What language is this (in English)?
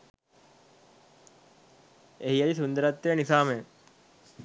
Sinhala